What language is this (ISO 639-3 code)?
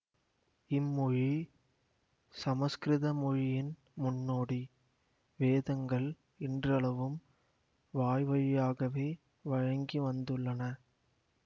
tam